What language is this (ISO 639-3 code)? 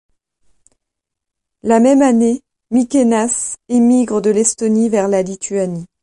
fra